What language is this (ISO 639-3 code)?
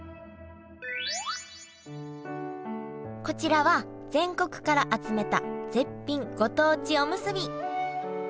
jpn